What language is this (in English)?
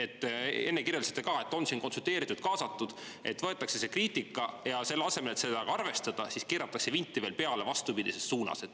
Estonian